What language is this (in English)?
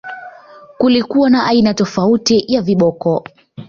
Swahili